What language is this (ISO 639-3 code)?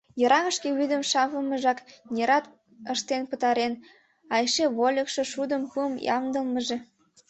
chm